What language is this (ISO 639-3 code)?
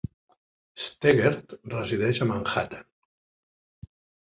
cat